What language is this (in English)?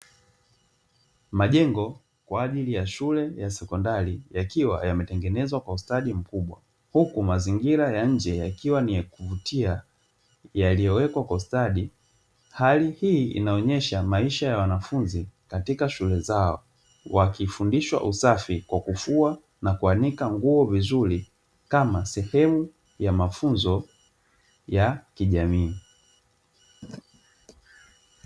Swahili